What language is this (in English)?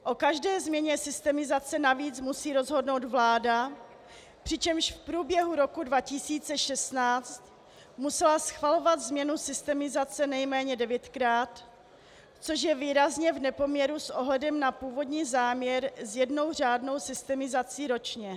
Czech